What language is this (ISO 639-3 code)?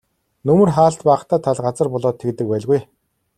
mon